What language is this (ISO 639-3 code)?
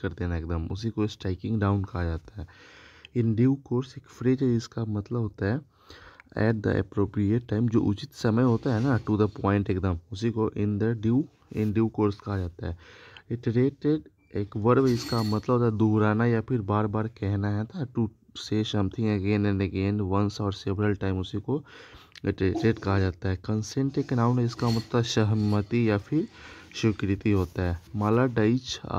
hin